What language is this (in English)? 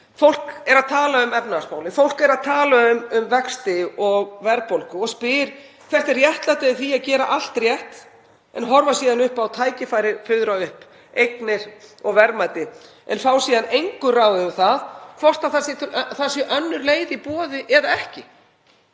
Icelandic